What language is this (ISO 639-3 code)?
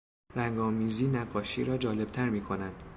fas